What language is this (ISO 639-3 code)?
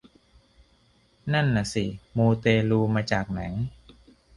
tha